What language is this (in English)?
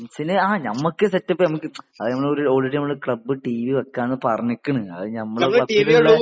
Malayalam